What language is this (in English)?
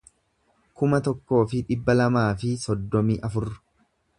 Oromo